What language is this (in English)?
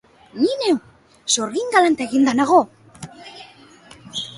Basque